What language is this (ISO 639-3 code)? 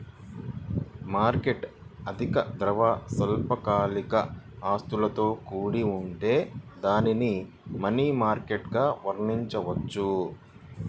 tel